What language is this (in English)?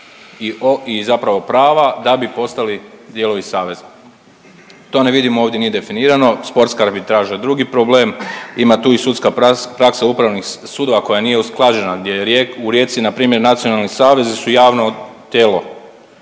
Croatian